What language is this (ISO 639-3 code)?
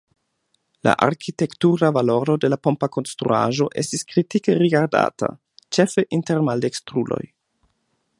epo